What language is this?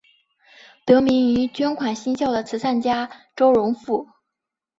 Chinese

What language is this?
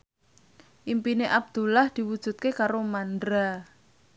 Javanese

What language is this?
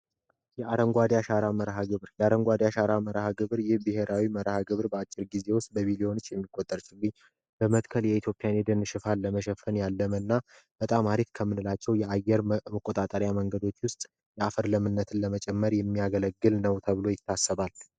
Amharic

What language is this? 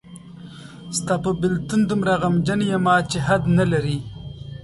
Pashto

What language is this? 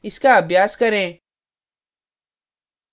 Hindi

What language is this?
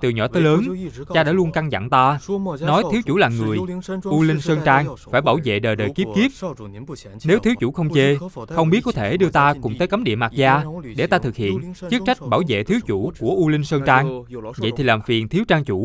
Vietnamese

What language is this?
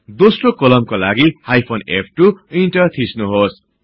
Nepali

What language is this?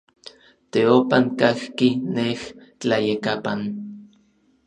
Orizaba Nahuatl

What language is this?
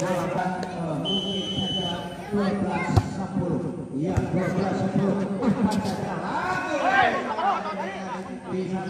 Indonesian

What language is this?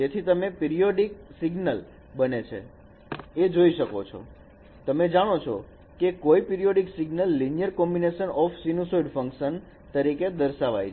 Gujarati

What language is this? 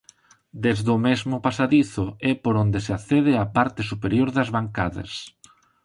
Galician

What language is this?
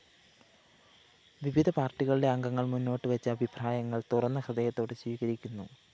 Malayalam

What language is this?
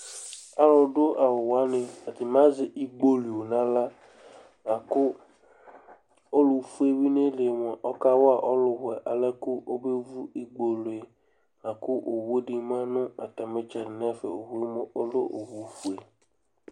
Ikposo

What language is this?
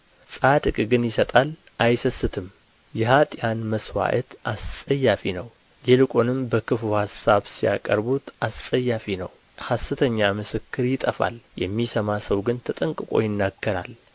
Amharic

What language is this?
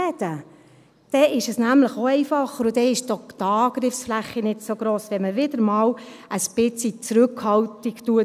Swiss German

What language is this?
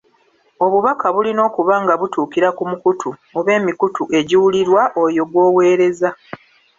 Ganda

